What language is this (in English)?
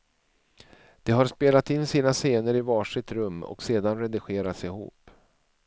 Swedish